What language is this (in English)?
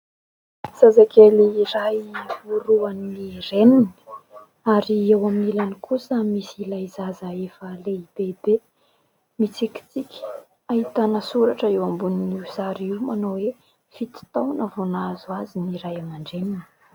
Malagasy